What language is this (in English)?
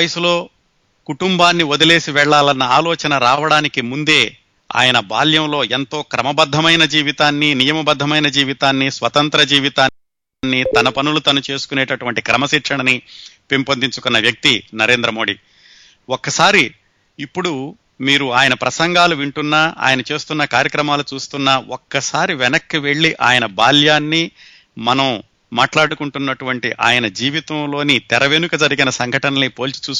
Telugu